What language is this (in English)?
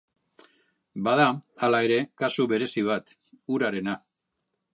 Basque